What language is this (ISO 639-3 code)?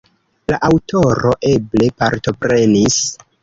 epo